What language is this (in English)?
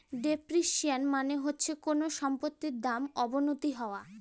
Bangla